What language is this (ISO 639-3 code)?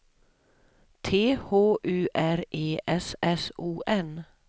swe